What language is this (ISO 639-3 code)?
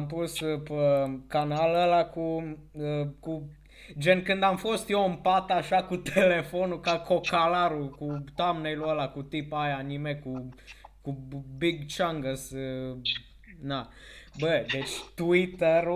ron